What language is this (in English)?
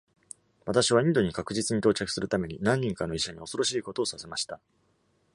Japanese